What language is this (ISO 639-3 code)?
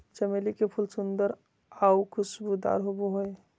mag